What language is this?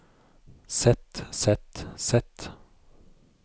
Norwegian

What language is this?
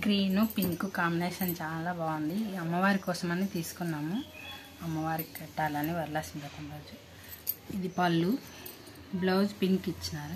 Romanian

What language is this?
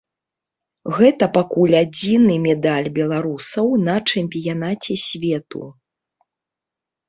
Belarusian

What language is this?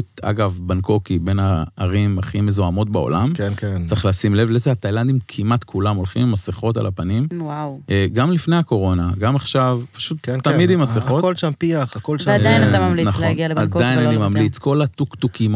Hebrew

